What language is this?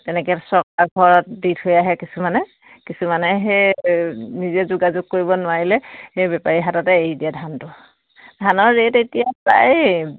Assamese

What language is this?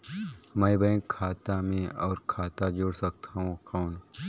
Chhattisgarhi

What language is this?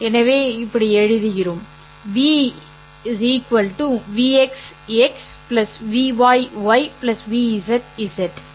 Tamil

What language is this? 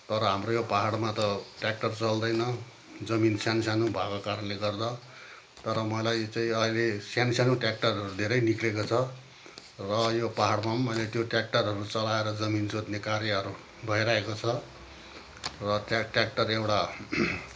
Nepali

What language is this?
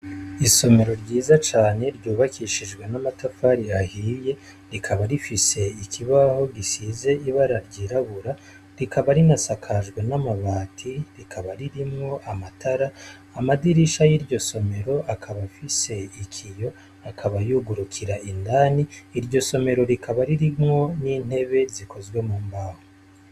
Rundi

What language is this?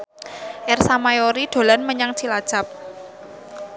Javanese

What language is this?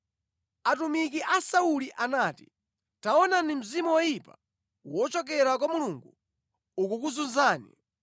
Nyanja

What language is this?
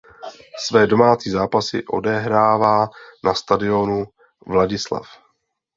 Czech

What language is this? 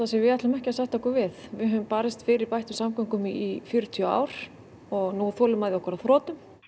Icelandic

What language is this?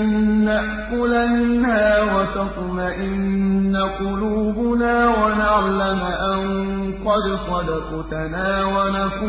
Arabic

